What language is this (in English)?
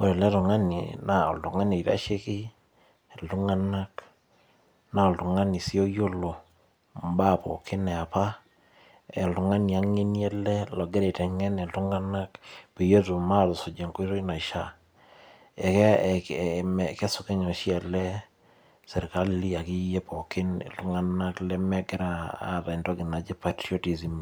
Masai